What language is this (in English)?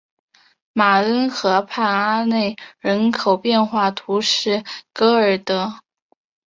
Chinese